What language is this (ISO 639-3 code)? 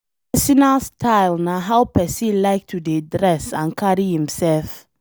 pcm